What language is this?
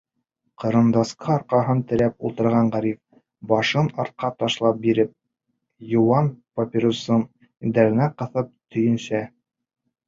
Bashkir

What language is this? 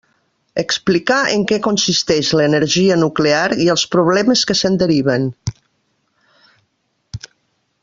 Catalan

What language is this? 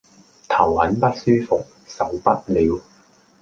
Cantonese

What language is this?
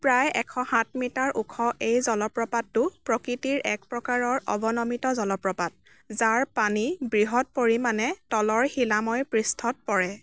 Assamese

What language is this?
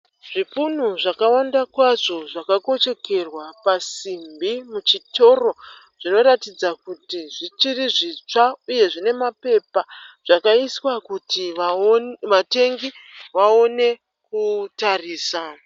Shona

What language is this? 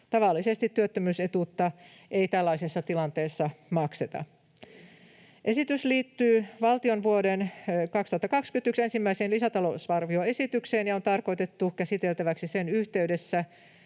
Finnish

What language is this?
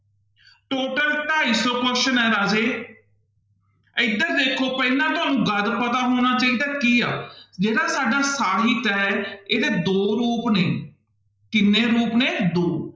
Punjabi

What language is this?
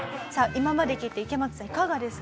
Japanese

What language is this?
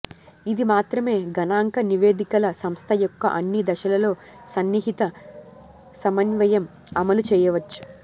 Telugu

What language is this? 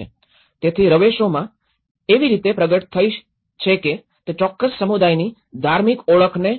Gujarati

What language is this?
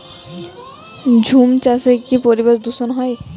Bangla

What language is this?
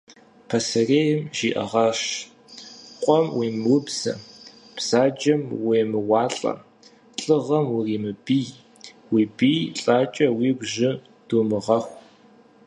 Kabardian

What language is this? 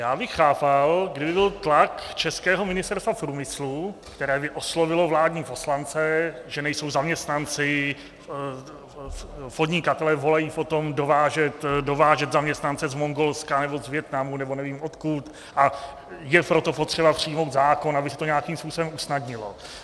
Czech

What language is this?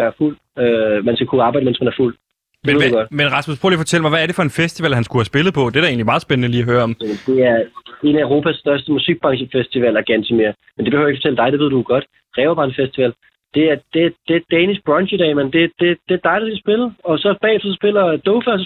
Danish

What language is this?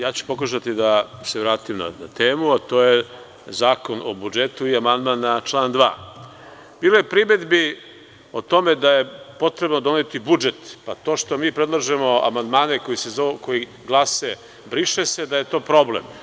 Serbian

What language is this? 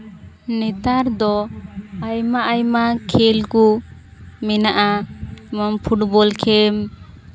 Santali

